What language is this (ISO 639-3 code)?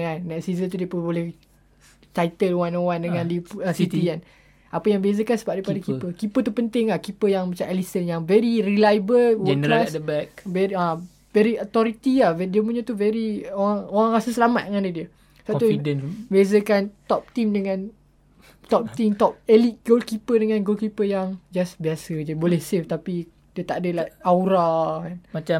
msa